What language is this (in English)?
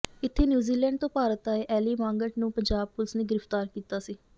Punjabi